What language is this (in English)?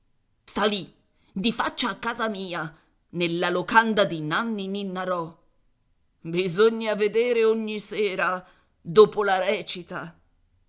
Italian